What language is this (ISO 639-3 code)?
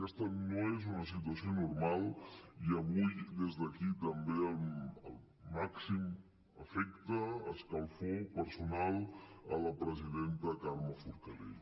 cat